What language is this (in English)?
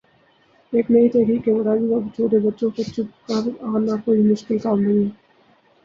Urdu